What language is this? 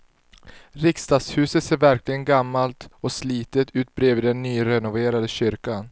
Swedish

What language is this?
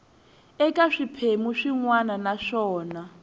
Tsonga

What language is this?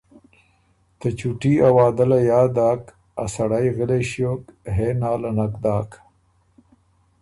Ormuri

